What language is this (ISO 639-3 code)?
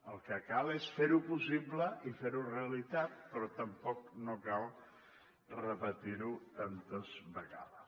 cat